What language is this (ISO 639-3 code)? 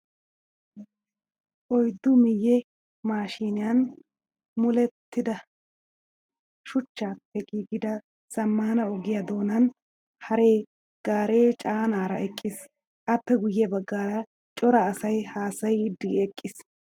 wal